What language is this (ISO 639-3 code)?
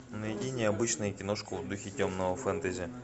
rus